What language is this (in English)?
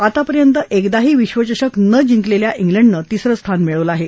Marathi